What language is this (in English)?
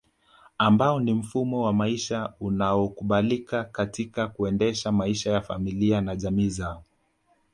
Swahili